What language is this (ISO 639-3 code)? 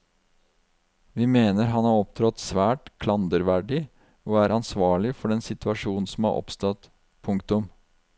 nor